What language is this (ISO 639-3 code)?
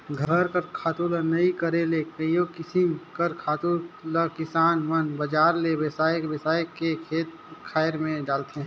hne